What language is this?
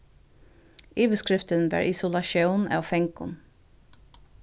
Faroese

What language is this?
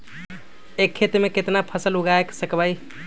Magahi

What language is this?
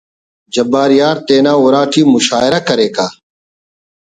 Brahui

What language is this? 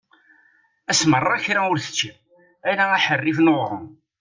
Kabyle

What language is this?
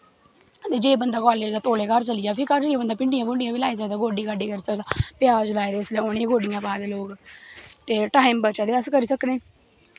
Dogri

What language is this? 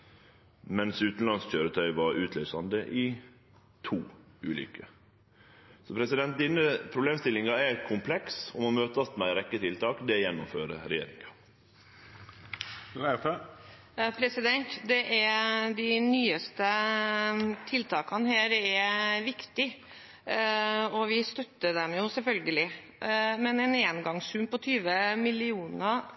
Norwegian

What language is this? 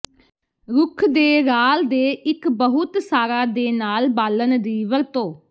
Punjabi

